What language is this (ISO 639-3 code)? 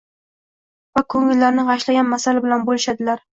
uzb